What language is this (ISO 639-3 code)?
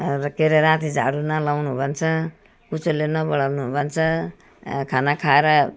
nep